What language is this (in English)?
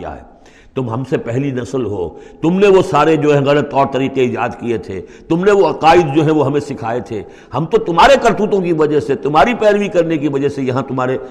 Urdu